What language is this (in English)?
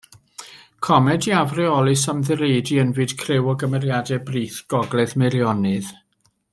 Welsh